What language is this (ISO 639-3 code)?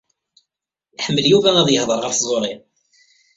kab